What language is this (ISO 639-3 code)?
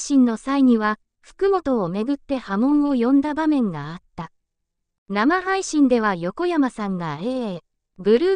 jpn